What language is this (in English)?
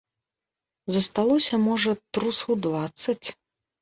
Belarusian